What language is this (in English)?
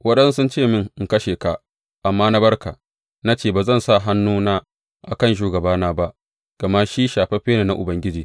Hausa